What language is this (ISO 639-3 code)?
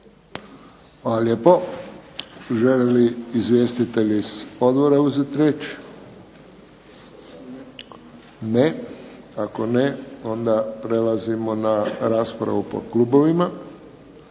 hrv